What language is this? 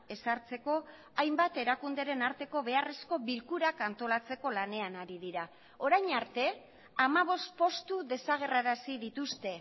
Basque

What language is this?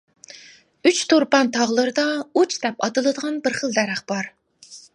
Uyghur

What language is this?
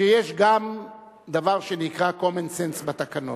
Hebrew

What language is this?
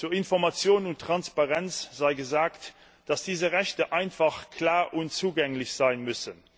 German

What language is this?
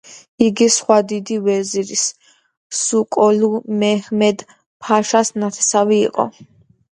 Georgian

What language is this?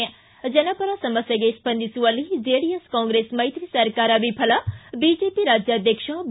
Kannada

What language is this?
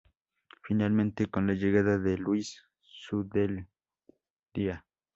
Spanish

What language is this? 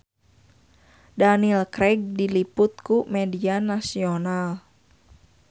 Sundanese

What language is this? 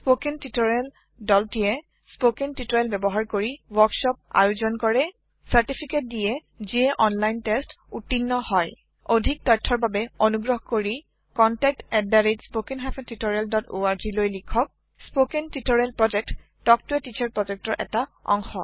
Assamese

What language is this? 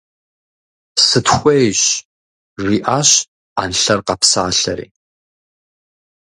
Kabardian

